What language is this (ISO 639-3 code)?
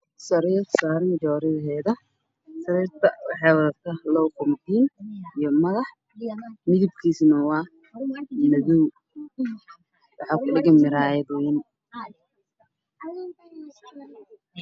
som